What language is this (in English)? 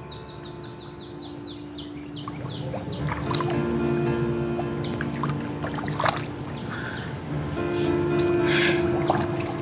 Vietnamese